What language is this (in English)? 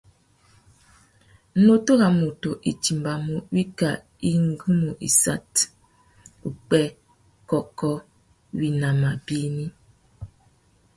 Tuki